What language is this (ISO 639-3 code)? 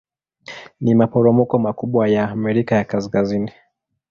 swa